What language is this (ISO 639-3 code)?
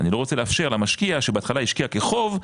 heb